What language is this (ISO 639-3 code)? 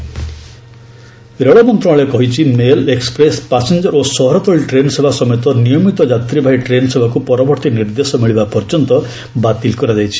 ori